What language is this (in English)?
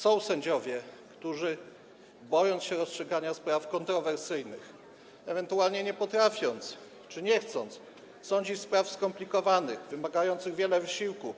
Polish